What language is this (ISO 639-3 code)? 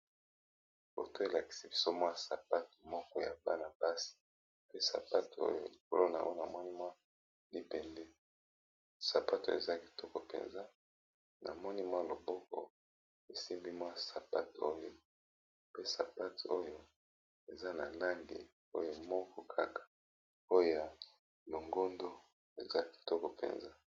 lin